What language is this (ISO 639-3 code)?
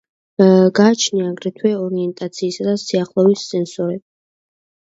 kat